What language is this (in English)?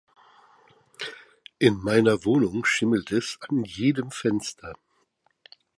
German